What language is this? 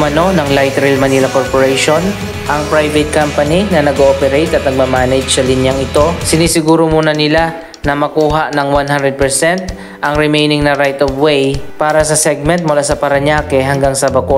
Filipino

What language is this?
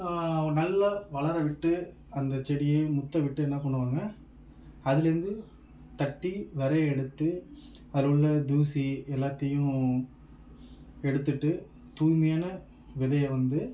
Tamil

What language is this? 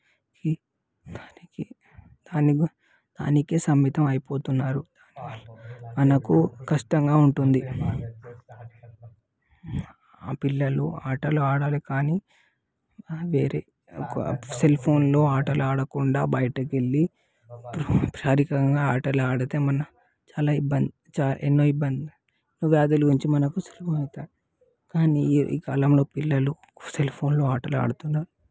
Telugu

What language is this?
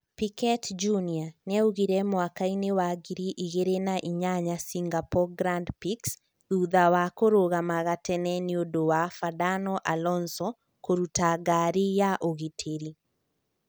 Kikuyu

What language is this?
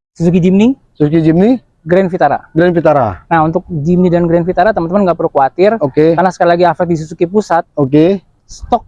Indonesian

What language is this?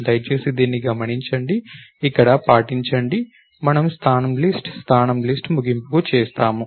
Telugu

